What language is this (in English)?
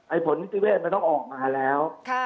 Thai